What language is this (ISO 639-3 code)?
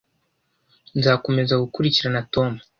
kin